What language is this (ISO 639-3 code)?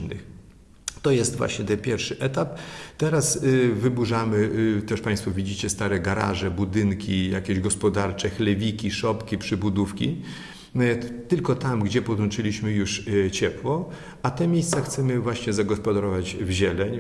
pol